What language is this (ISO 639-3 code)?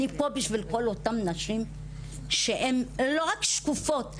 heb